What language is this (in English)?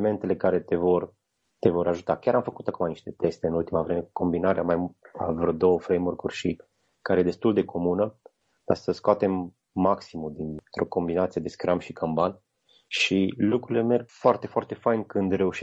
Romanian